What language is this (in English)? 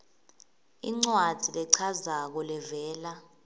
Swati